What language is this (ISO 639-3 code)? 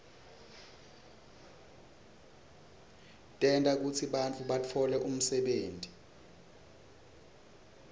ssw